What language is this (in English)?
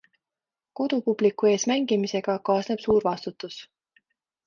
Estonian